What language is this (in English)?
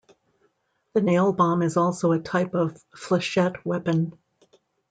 English